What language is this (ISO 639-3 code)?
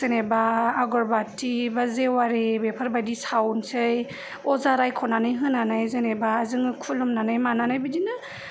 brx